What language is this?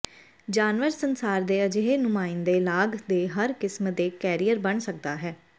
Punjabi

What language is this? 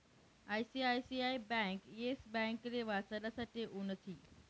Marathi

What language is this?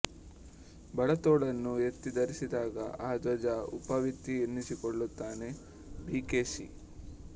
Kannada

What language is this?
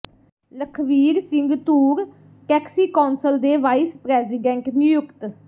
Punjabi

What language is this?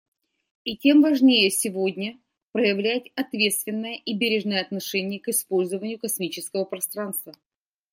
Russian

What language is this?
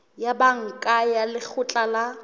Southern Sotho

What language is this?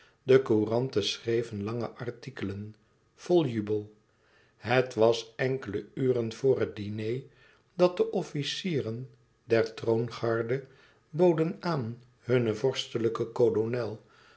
Dutch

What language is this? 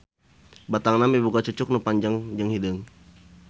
Sundanese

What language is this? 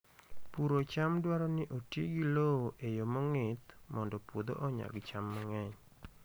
Luo (Kenya and Tanzania)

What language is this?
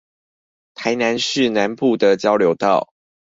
Chinese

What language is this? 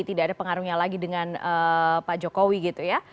Indonesian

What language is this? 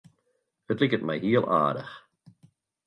Western Frisian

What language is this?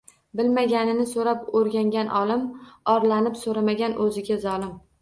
Uzbek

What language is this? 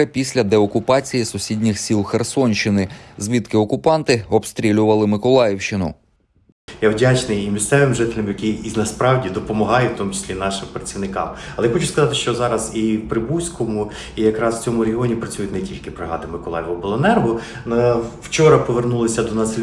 Ukrainian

